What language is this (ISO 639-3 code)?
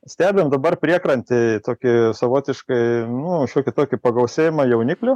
lit